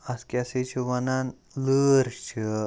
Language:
Kashmiri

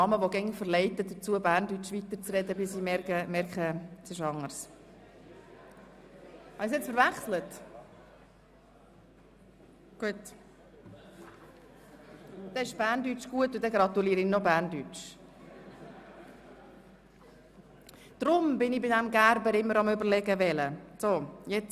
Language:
Swiss German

